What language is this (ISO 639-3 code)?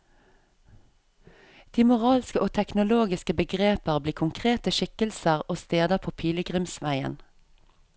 nor